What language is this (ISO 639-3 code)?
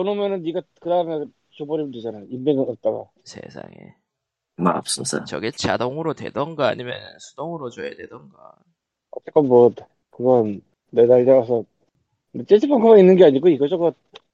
kor